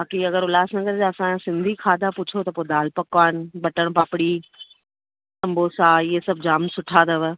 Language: Sindhi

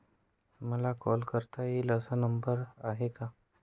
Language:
Marathi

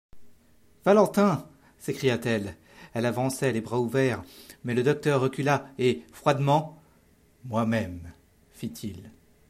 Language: French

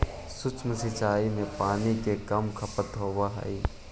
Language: Magahi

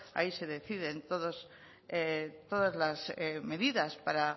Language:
Spanish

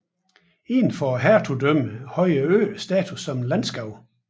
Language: Danish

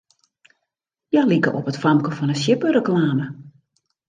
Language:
Western Frisian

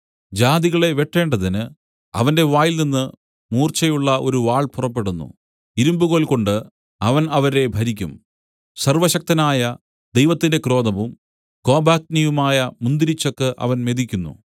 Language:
Malayalam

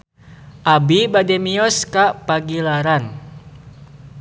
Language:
Sundanese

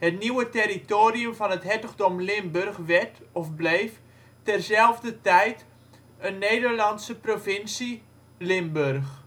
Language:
Dutch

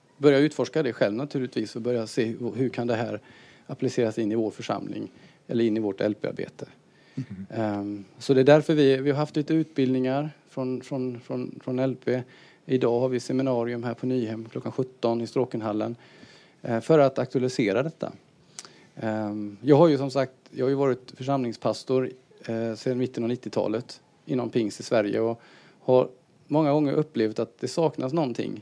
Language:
Swedish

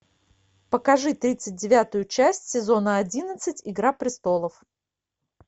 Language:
Russian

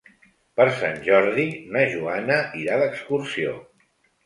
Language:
Catalan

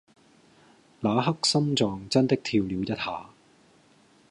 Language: Cantonese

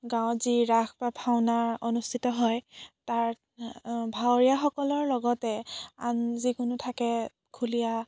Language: Assamese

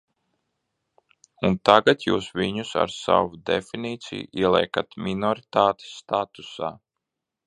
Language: Latvian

